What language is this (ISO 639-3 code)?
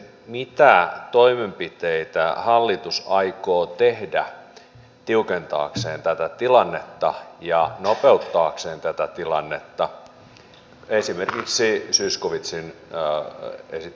fin